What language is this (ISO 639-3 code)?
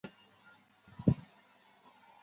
zho